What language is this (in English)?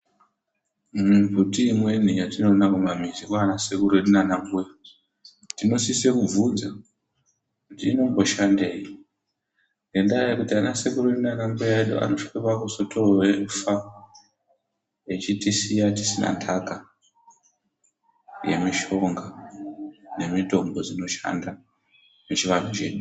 Ndau